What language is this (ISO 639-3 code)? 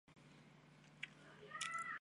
zho